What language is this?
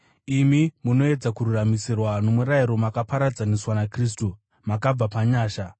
Shona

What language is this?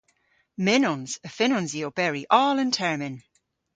Cornish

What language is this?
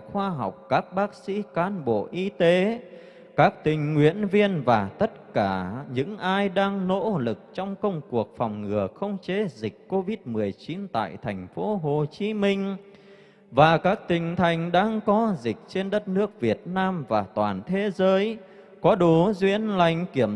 Vietnamese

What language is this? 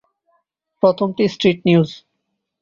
Bangla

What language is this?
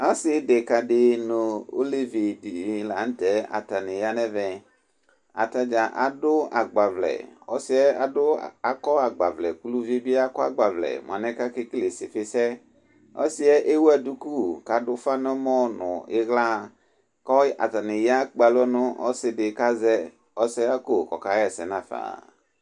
Ikposo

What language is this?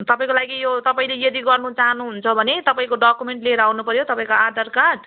Nepali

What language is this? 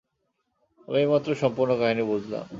Bangla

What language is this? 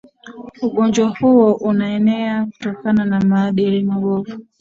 Swahili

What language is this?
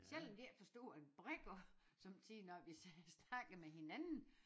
Danish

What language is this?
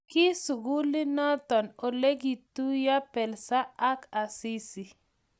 Kalenjin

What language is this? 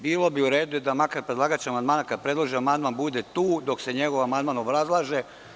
Serbian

